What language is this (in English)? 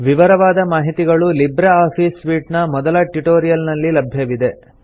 Kannada